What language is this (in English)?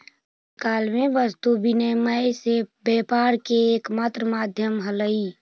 Magahi